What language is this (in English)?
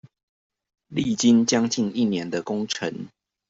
Chinese